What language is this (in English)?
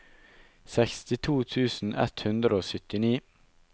Norwegian